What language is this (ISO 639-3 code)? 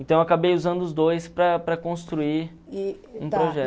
por